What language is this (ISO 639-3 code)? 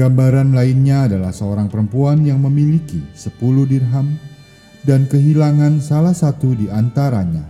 ind